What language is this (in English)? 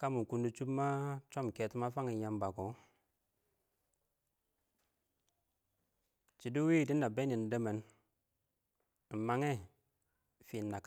Awak